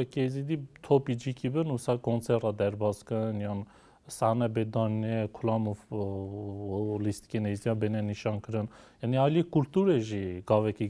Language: Arabic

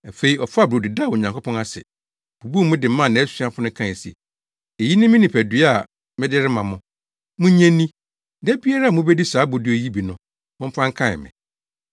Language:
Akan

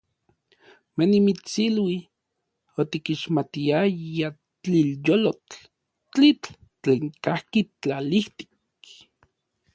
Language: Orizaba Nahuatl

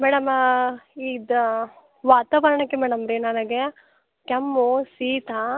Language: Kannada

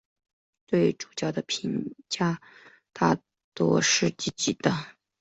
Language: Chinese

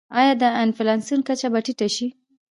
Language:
Pashto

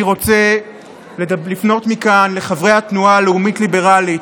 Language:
Hebrew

